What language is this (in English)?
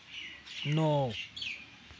Dogri